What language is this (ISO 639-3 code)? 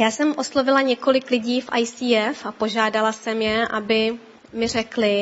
ces